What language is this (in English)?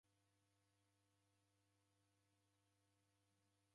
Taita